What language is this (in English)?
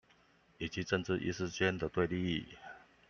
Chinese